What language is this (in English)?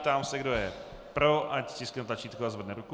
Czech